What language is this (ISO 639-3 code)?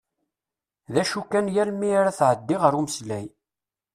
kab